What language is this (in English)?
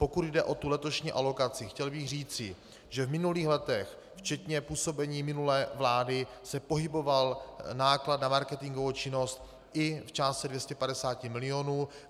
Czech